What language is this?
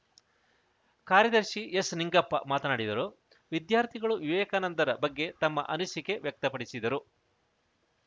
Kannada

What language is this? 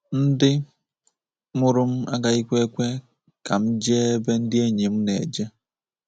Igbo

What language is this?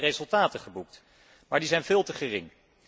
Dutch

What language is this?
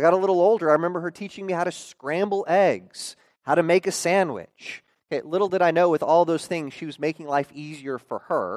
English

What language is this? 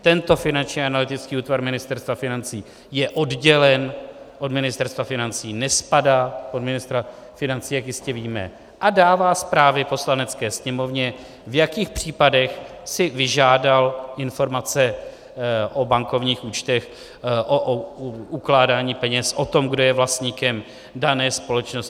Czech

